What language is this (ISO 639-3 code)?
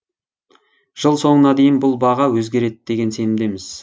kaz